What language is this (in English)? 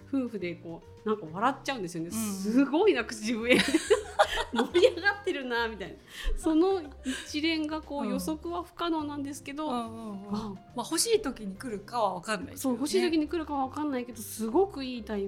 Japanese